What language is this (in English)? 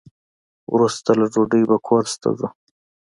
Pashto